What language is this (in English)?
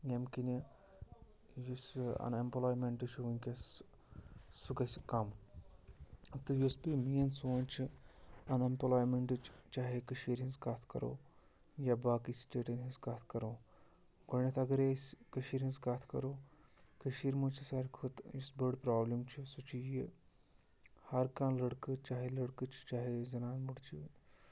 Kashmiri